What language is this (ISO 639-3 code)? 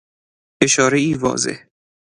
fas